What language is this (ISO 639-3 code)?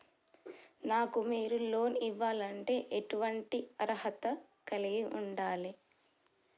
tel